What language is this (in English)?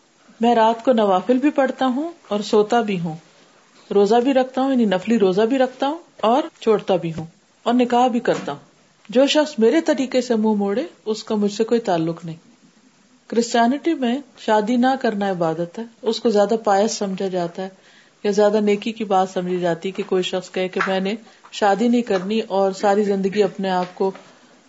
Urdu